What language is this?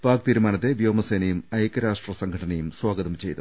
Malayalam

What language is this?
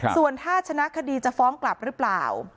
Thai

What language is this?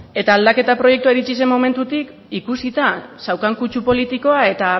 Basque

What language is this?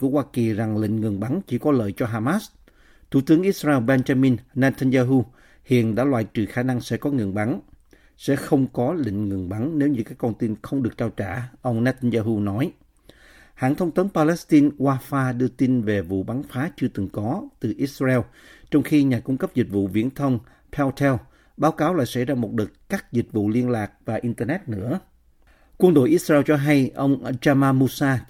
Vietnamese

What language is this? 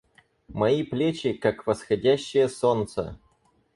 Russian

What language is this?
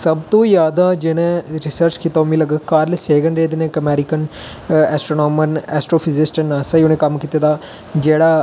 Dogri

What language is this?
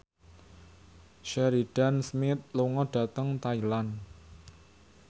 Javanese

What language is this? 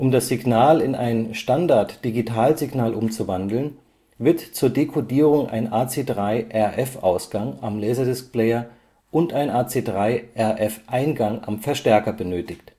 German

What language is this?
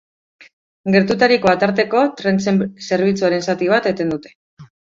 Basque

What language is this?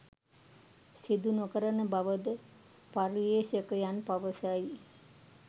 Sinhala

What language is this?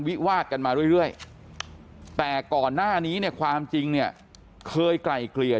Thai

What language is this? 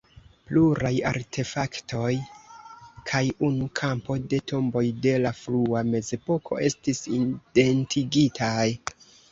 Esperanto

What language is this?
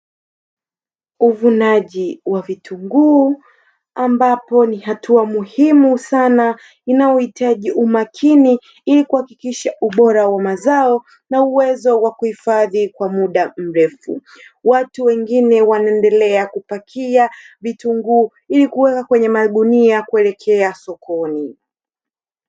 Swahili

